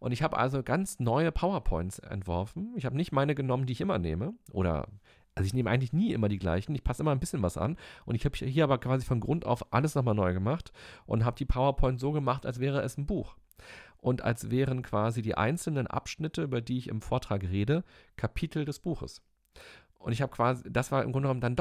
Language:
German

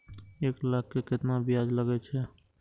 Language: Maithili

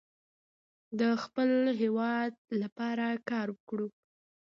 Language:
Pashto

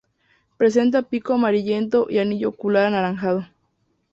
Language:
Spanish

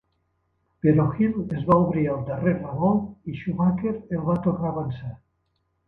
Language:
Catalan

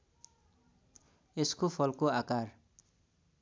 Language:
Nepali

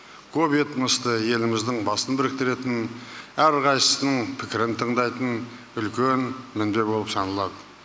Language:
Kazakh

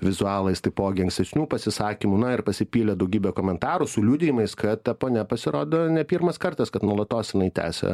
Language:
Lithuanian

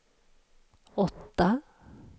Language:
Swedish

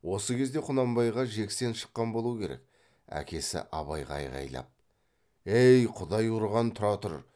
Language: Kazakh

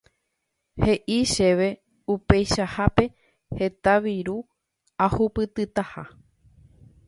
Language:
Guarani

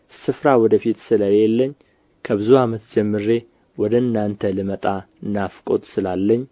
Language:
Amharic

